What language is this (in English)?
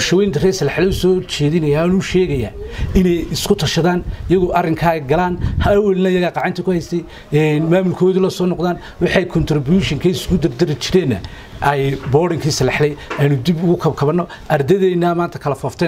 Arabic